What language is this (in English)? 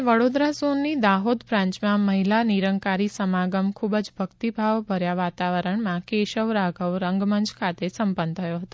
Gujarati